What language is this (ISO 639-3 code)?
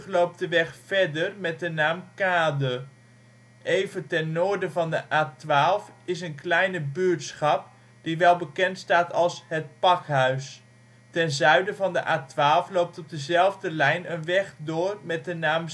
nld